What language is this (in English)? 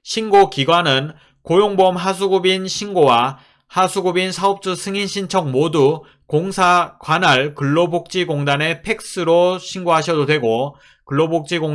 Korean